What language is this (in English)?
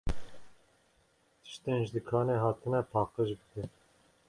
Kurdish